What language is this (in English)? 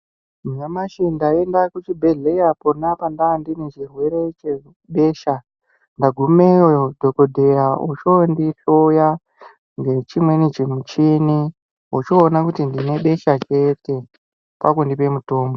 Ndau